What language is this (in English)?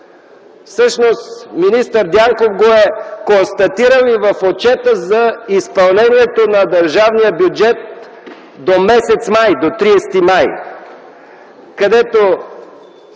Bulgarian